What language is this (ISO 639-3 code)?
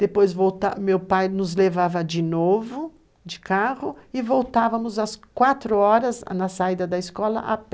por